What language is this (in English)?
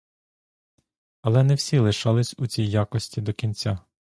Ukrainian